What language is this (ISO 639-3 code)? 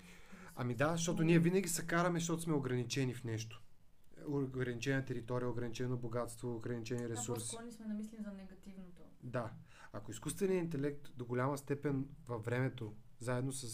bul